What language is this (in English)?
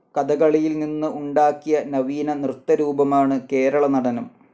Malayalam